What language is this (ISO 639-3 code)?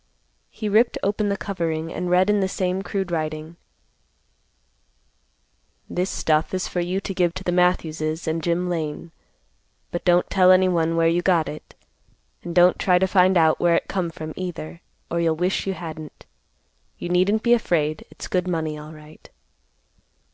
eng